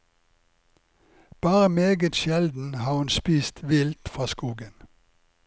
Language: Norwegian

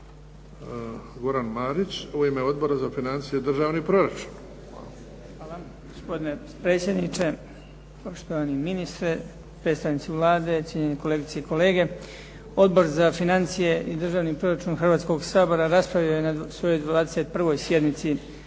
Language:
Croatian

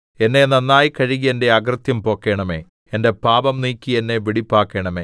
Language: Malayalam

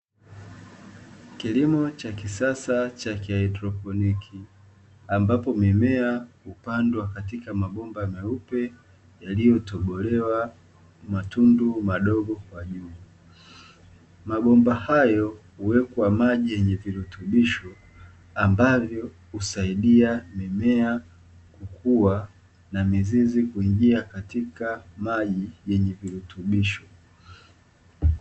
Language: Swahili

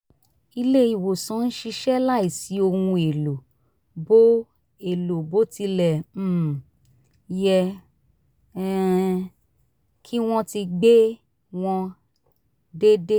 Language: Yoruba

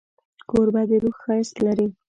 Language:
Pashto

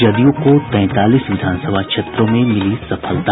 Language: Hindi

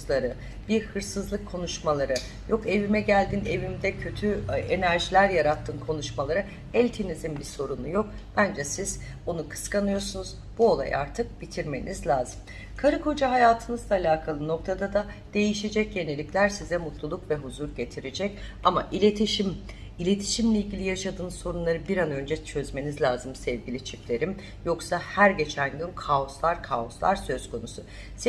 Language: Turkish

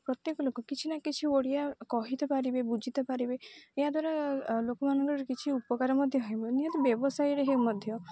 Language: Odia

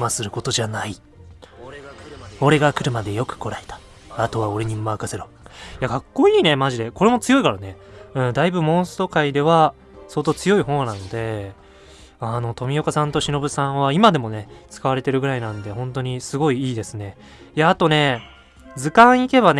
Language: Japanese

